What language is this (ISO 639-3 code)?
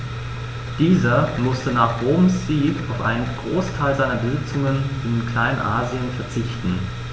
deu